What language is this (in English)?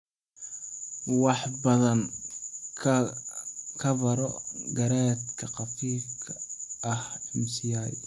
Somali